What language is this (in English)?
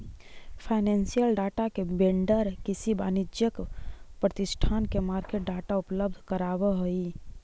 Magahi